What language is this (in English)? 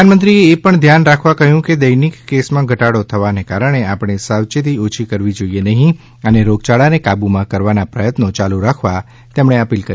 Gujarati